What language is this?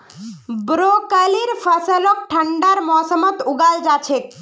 Magahi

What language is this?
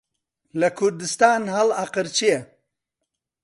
Central Kurdish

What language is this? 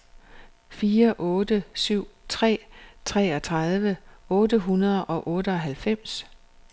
Danish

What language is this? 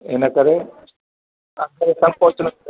Sindhi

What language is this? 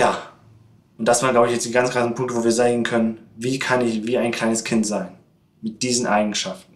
German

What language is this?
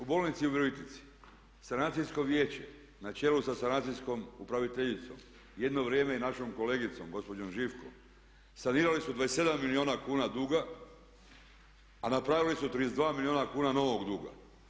Croatian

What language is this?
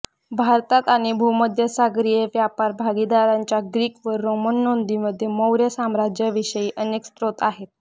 Marathi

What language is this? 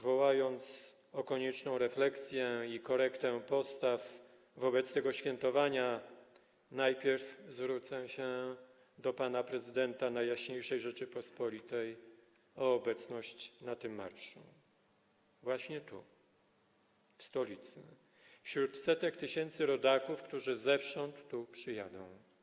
Polish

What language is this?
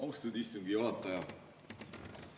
Estonian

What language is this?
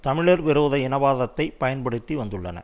Tamil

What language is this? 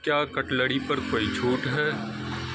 Urdu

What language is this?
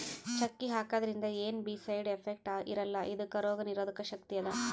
Kannada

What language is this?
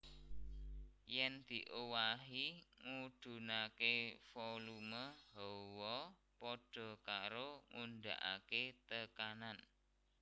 Javanese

